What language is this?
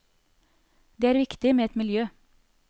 Norwegian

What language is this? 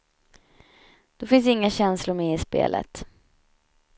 Swedish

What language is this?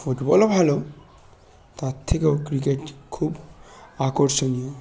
Bangla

